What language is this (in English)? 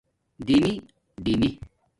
Domaaki